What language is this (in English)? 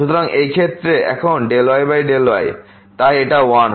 Bangla